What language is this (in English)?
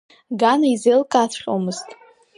Abkhazian